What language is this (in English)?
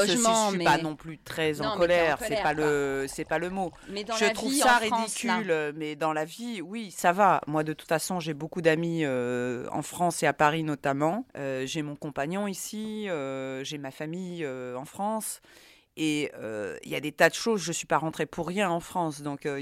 French